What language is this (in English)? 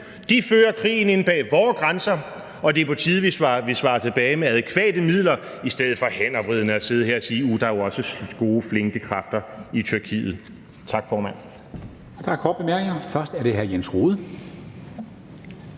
Danish